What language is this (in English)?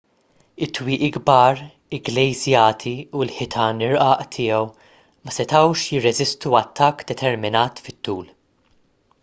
Maltese